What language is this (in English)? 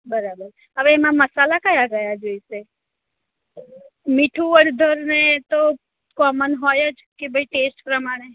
Gujarati